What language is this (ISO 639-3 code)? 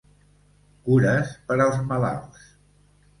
cat